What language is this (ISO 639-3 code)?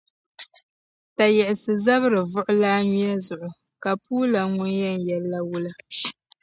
dag